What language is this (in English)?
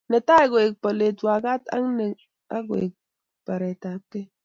Kalenjin